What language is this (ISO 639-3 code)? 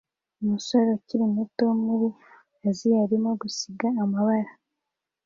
kin